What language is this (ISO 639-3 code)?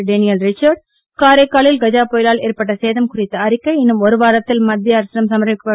tam